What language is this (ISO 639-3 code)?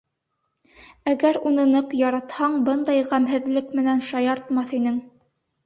bak